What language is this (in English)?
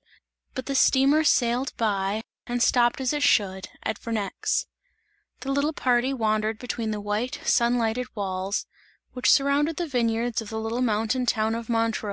English